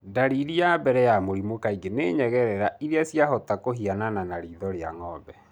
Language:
Kikuyu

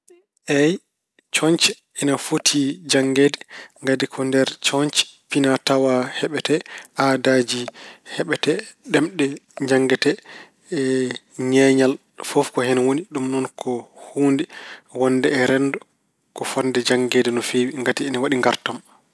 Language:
Fula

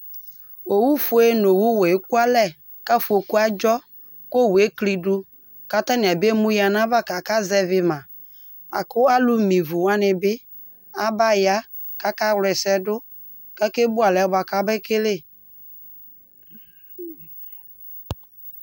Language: Ikposo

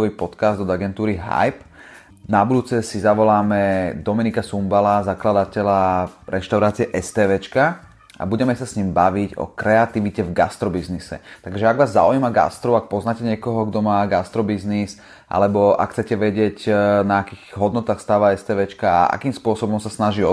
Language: Slovak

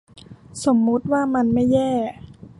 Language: Thai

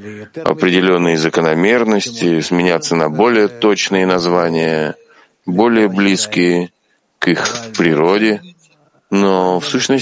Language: Russian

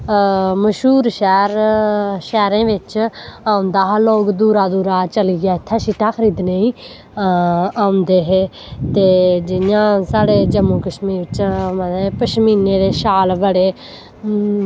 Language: Dogri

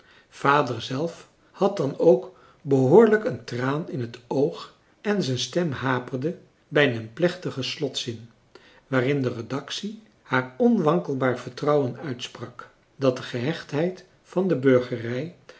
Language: Dutch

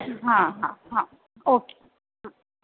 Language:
Sindhi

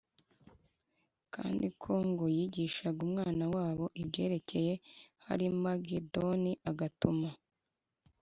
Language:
Kinyarwanda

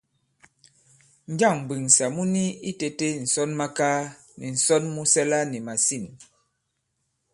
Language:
Bankon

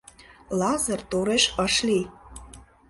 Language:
Mari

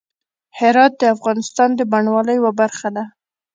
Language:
Pashto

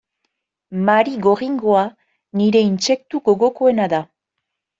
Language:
Basque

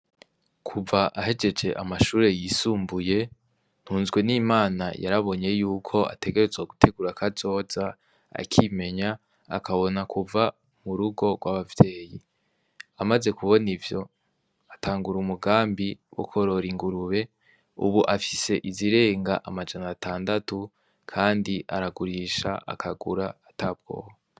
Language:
Rundi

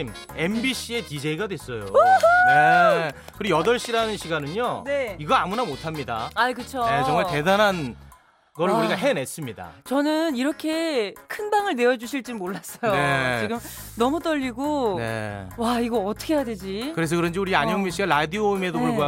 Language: Korean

